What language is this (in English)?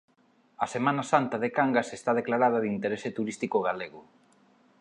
Galician